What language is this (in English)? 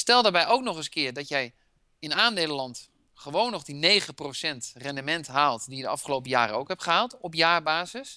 Dutch